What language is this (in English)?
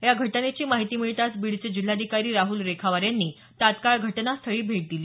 Marathi